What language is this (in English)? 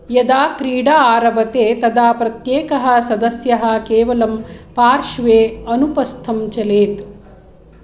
Sanskrit